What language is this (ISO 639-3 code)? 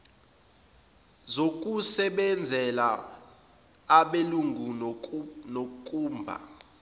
zul